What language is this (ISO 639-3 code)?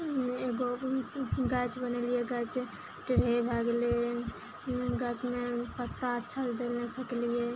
mai